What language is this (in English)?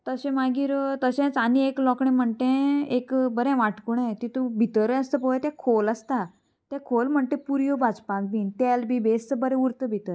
Konkani